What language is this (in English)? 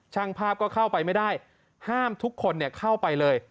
Thai